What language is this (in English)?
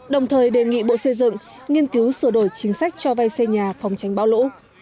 Vietnamese